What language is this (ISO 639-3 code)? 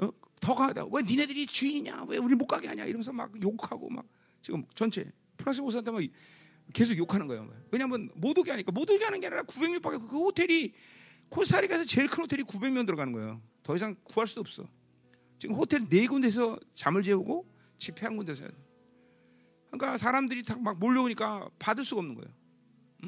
kor